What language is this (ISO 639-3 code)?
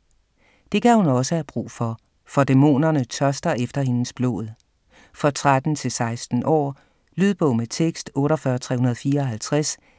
dan